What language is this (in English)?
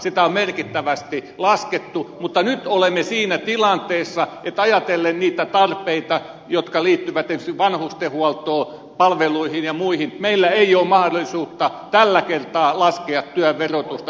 Finnish